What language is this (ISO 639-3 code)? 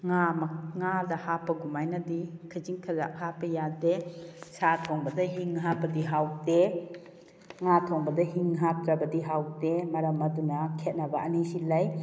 mni